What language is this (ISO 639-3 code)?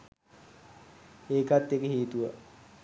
sin